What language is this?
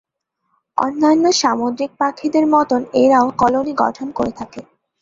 Bangla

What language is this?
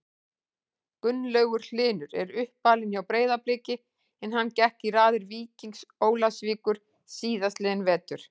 Icelandic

